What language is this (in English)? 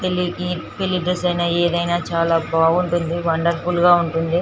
Telugu